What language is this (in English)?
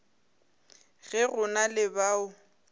Northern Sotho